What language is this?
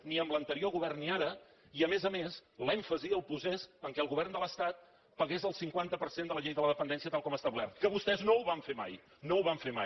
Catalan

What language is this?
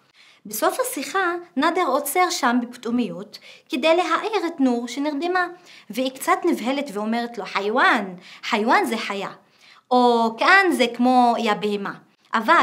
Hebrew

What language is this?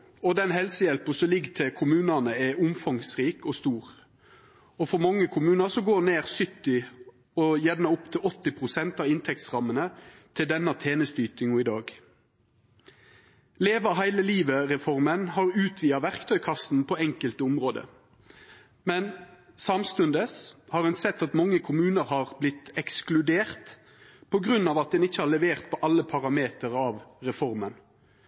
Norwegian Nynorsk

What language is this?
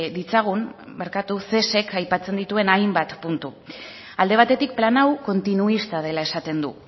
Basque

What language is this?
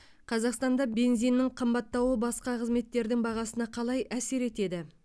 Kazakh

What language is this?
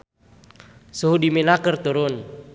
Sundanese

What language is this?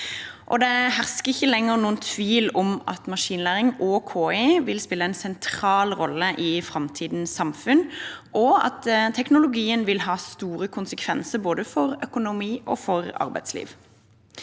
Norwegian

